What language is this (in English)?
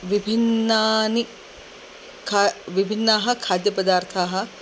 Sanskrit